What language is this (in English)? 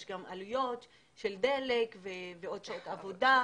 Hebrew